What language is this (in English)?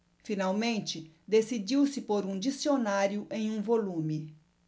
Portuguese